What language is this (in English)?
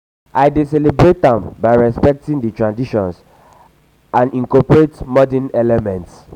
Nigerian Pidgin